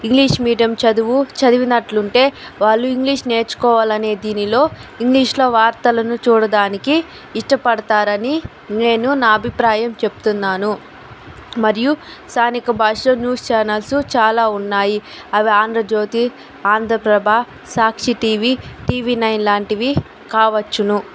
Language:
Telugu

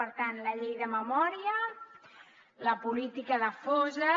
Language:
Catalan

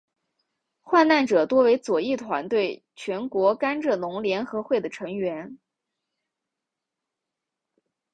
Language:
Chinese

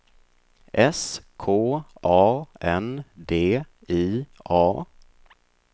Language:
Swedish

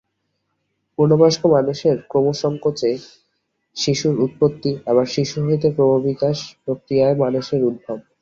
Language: Bangla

